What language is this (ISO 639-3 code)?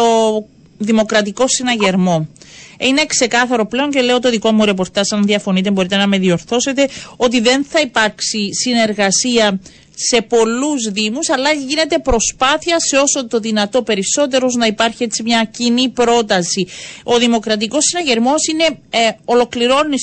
ell